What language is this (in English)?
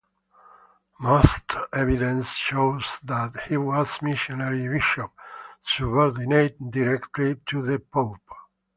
English